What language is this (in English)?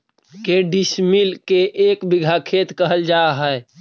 Magahi